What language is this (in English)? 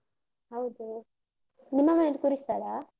Kannada